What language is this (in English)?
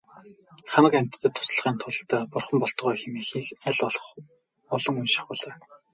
Mongolian